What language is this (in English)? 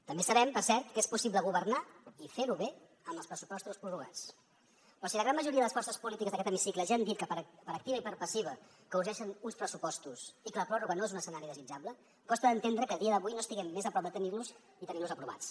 Catalan